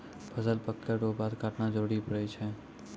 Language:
Maithili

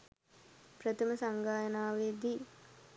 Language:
Sinhala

